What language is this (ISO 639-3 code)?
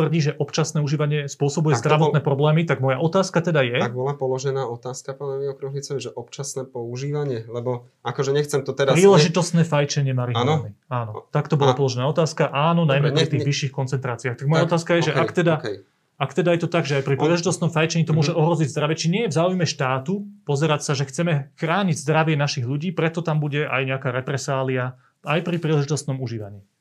slk